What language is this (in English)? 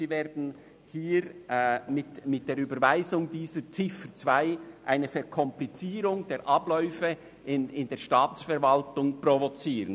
Swiss German